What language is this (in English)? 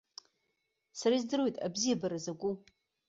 Abkhazian